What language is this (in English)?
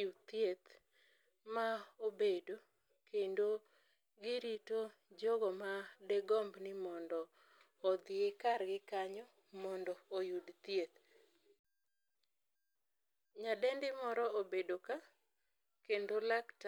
Luo (Kenya and Tanzania)